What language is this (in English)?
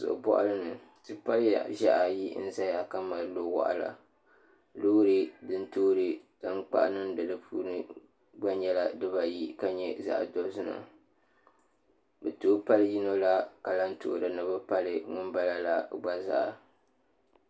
Dagbani